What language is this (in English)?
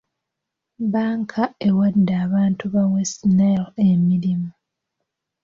Ganda